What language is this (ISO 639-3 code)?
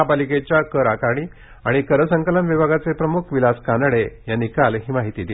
mar